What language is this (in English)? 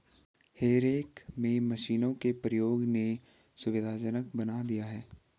Hindi